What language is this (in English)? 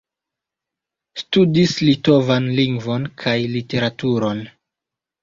Esperanto